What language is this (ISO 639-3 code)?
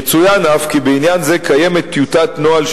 heb